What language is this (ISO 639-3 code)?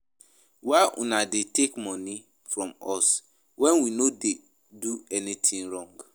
pcm